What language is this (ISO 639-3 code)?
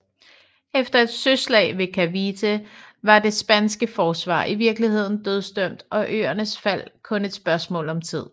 dan